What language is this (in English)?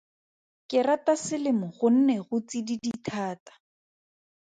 Tswana